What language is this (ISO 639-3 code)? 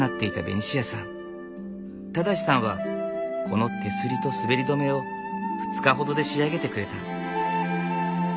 jpn